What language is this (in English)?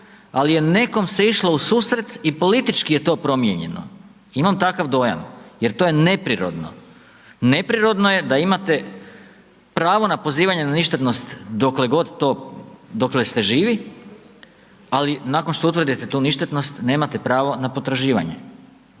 Croatian